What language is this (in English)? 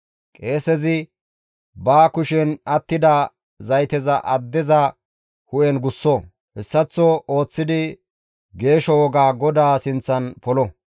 Gamo